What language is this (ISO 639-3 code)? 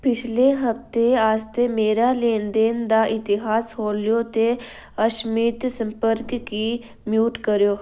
doi